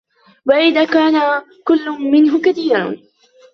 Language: Arabic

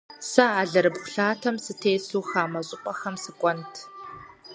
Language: Kabardian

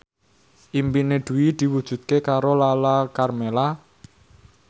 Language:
Javanese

